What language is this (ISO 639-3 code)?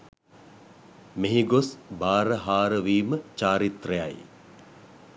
sin